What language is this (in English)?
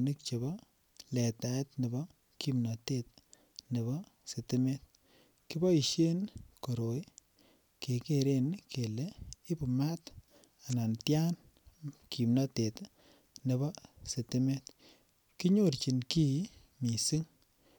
Kalenjin